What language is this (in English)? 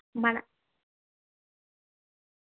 Santali